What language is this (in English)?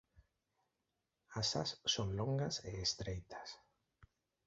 Galician